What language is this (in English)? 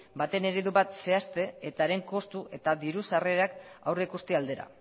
Basque